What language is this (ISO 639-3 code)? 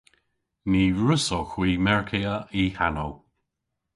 cor